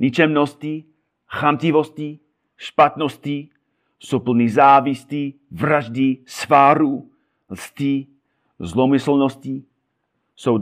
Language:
Czech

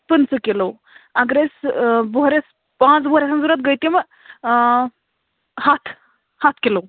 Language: Kashmiri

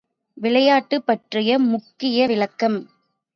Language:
Tamil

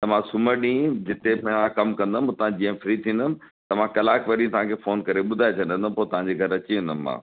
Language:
Sindhi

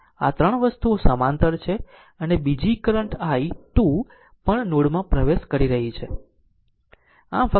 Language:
Gujarati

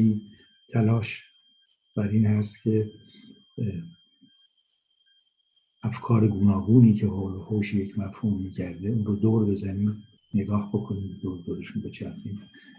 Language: Persian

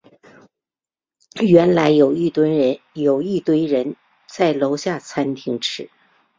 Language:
Chinese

